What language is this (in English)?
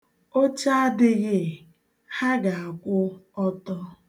Igbo